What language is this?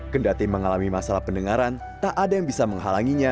Indonesian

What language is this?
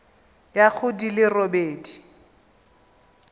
Tswana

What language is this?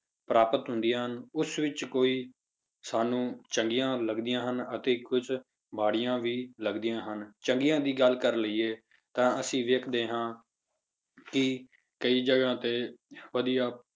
Punjabi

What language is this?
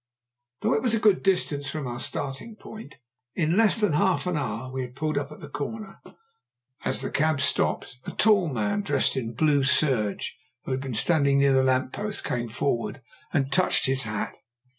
English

